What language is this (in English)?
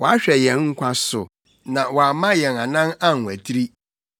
Akan